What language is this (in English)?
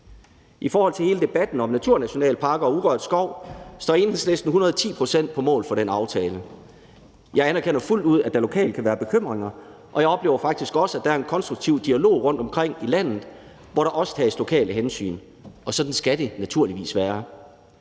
Danish